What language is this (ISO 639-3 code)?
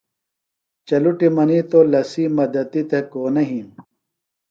phl